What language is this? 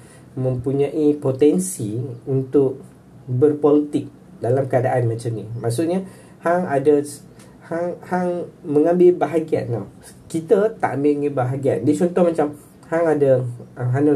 Malay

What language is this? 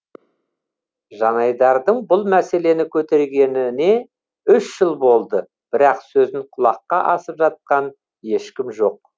Kazakh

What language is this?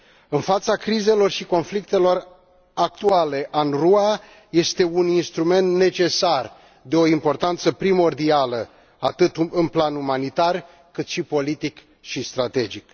Romanian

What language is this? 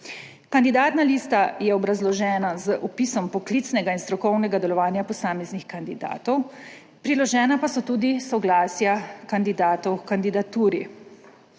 Slovenian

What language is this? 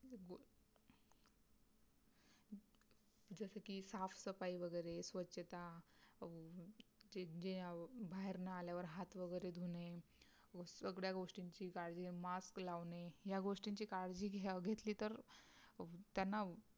Marathi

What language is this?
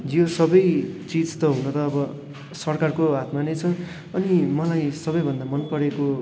Nepali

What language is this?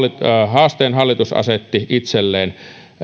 Finnish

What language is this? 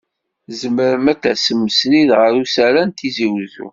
Kabyle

